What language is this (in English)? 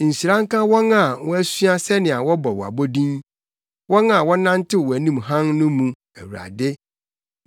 Akan